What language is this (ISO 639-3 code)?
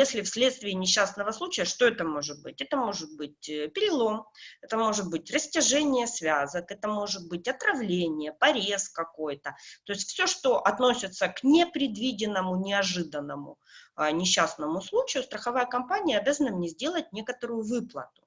rus